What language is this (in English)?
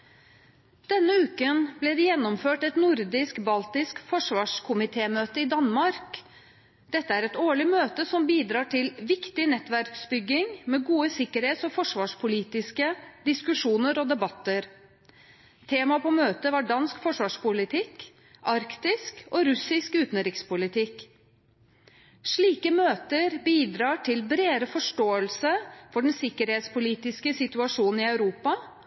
Norwegian Bokmål